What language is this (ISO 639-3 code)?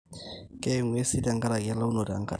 mas